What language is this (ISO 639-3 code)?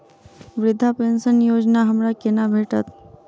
mai